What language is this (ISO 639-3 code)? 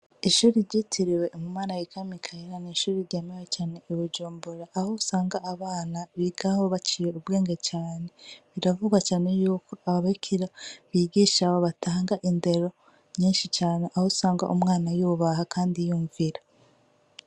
run